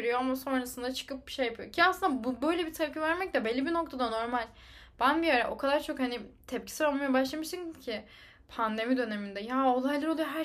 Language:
Turkish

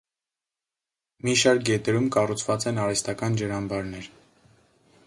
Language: Armenian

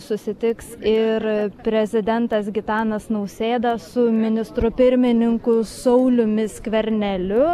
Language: Lithuanian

